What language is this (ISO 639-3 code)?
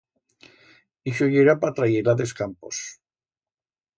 arg